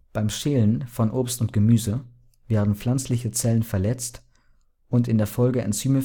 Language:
German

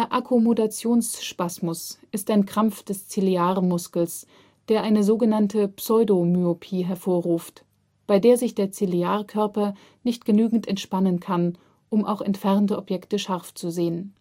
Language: German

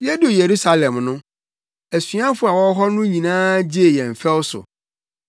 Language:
Akan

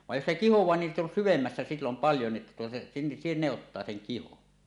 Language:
Finnish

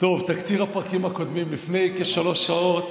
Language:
Hebrew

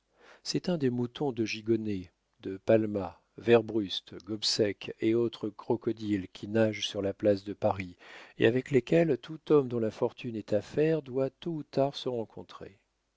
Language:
French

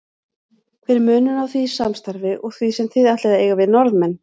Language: Icelandic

